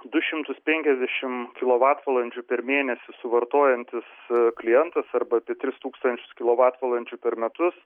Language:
Lithuanian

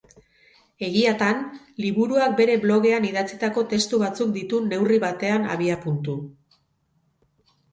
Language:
Basque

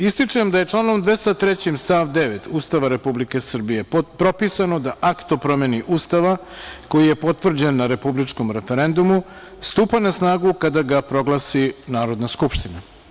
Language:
Serbian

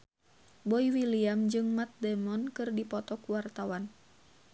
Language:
Sundanese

